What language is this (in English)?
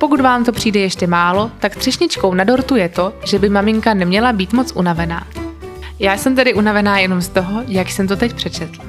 Czech